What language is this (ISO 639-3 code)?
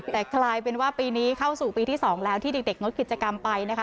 tha